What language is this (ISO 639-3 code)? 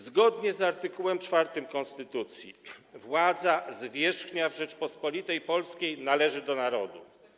pol